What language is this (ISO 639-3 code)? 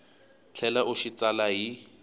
tso